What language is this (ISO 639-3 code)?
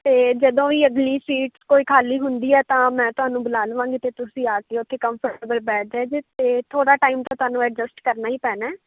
pan